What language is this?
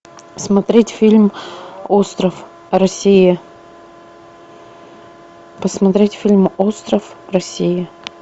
Russian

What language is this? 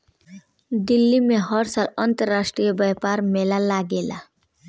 Bhojpuri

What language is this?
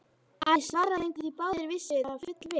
Icelandic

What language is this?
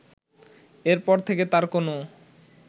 Bangla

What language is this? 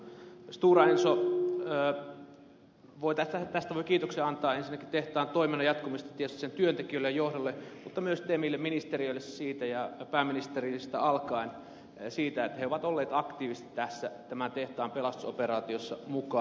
Finnish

